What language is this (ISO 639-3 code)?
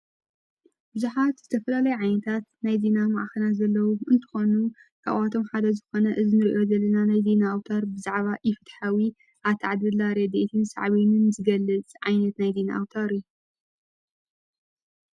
tir